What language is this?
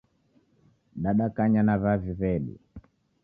Taita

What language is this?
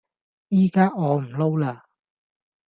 Cantonese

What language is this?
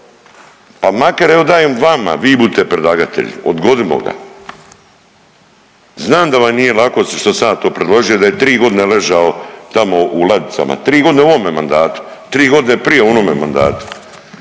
Croatian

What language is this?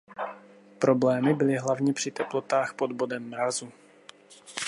Czech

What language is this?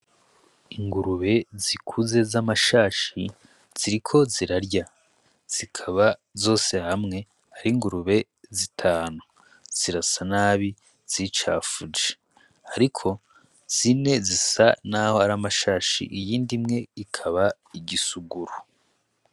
Rundi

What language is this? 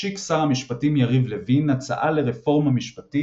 Hebrew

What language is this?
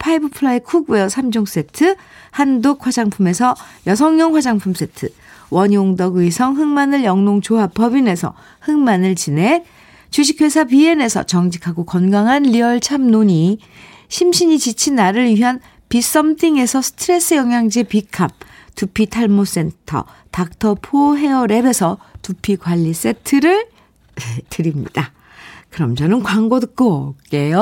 Korean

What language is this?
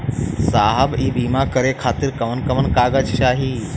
Bhojpuri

